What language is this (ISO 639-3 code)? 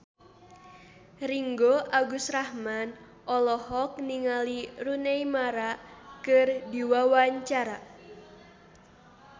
sun